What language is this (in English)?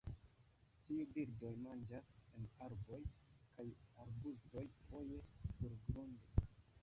Esperanto